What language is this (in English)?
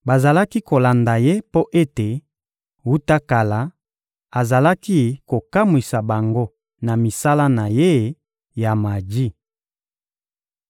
Lingala